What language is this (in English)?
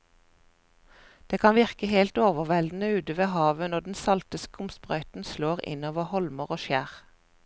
Norwegian